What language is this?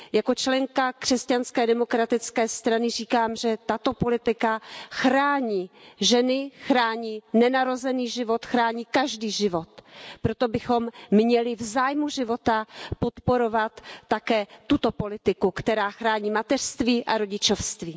Czech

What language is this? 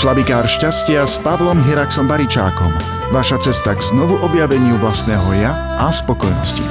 Slovak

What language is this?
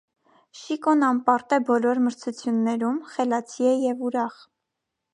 Armenian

